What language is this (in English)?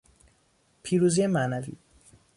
Persian